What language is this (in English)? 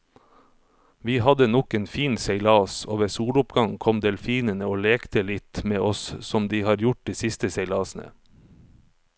Norwegian